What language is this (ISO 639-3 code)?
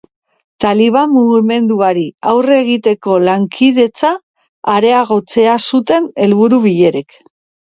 eus